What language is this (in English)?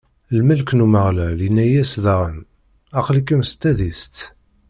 Kabyle